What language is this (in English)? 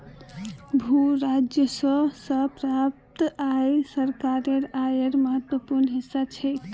Magahi